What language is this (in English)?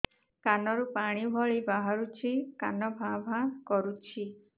Odia